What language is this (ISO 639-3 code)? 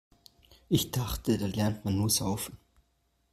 deu